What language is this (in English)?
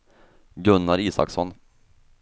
Swedish